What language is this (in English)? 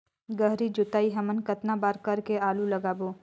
Chhattisgarhi